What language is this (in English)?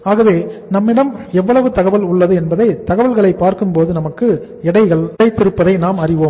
Tamil